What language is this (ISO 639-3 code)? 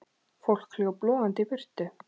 isl